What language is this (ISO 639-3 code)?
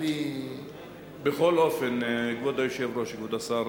heb